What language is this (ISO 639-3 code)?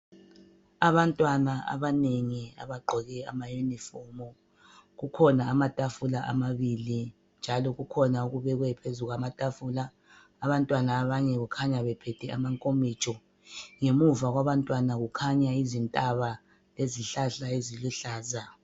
nde